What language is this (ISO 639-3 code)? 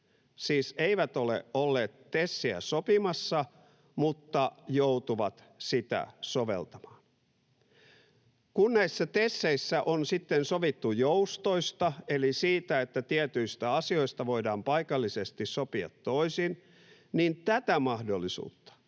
fin